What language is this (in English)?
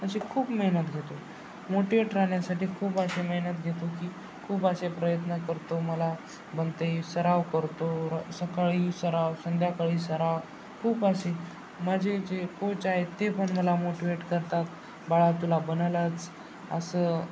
Marathi